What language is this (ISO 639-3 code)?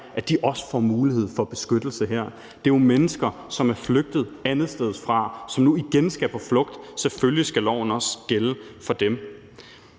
dan